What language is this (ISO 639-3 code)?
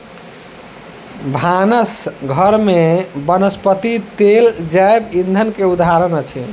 mai